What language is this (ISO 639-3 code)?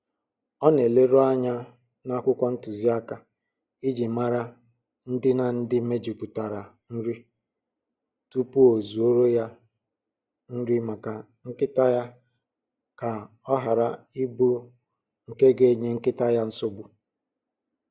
ibo